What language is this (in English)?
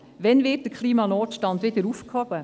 Swiss German